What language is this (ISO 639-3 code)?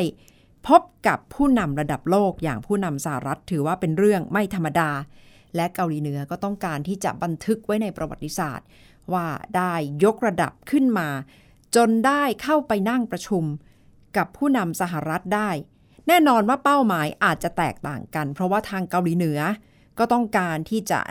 tha